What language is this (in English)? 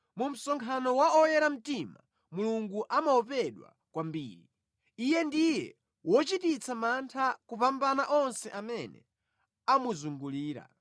Nyanja